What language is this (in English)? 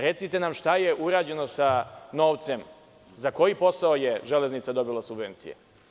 Serbian